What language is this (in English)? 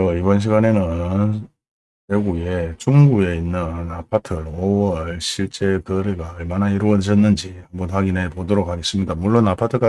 Korean